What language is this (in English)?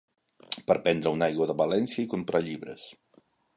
Catalan